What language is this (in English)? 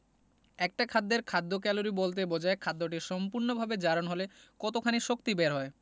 Bangla